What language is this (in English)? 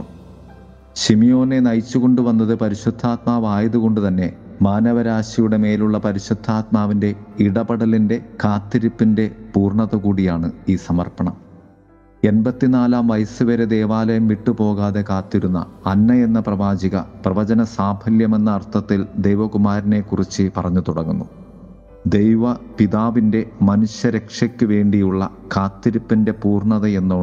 Malayalam